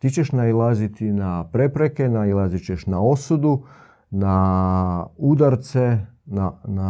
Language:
Croatian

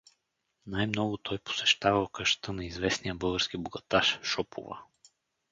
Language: Bulgarian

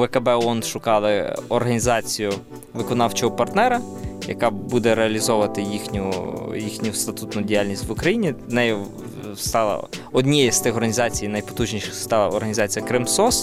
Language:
Ukrainian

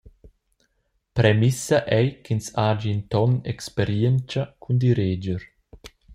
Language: Romansh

